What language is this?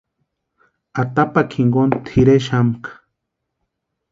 Western Highland Purepecha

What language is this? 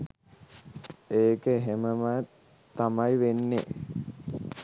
Sinhala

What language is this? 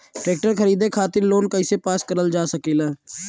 Bhojpuri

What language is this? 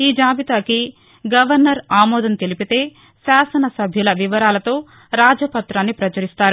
Telugu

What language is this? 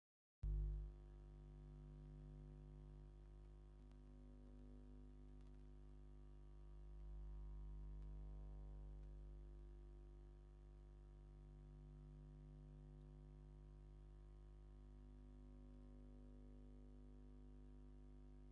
Tigrinya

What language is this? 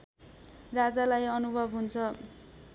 Nepali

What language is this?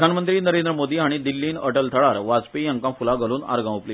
Konkani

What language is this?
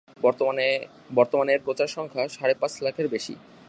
Bangla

